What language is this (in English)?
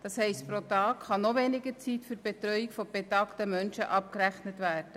Swiss German